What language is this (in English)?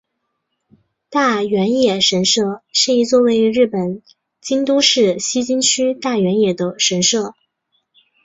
Chinese